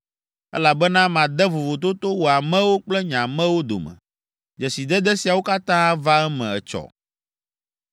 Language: Ewe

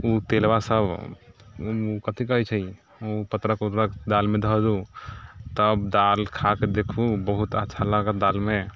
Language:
Maithili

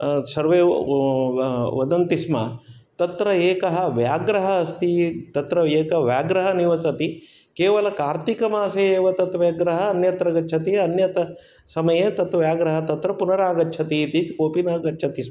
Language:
Sanskrit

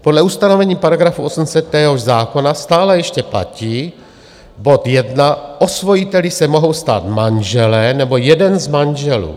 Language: Czech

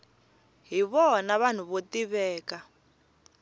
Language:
Tsonga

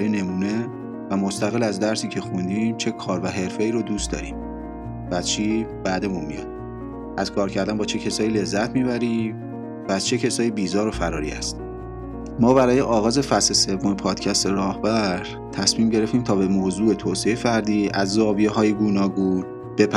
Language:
Persian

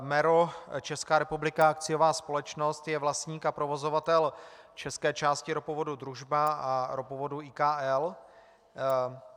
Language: Czech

